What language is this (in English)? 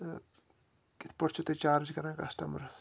Kashmiri